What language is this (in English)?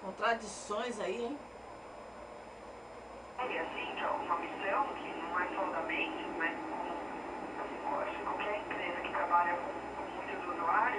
Portuguese